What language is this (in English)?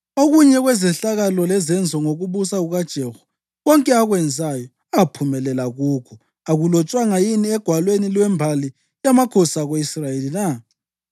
North Ndebele